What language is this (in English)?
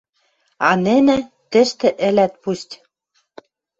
Western Mari